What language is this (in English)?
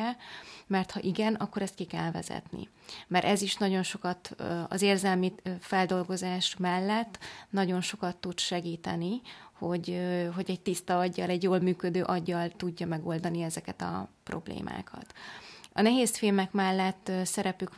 Hungarian